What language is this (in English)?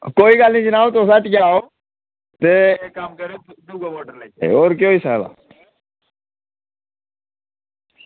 Dogri